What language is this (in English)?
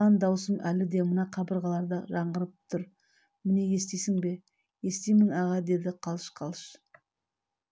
Kazakh